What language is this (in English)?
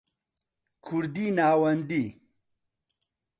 Central Kurdish